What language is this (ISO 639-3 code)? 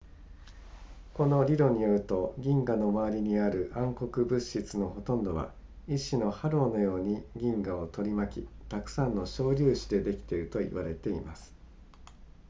jpn